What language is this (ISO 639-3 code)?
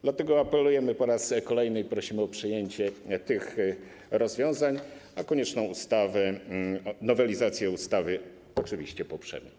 pol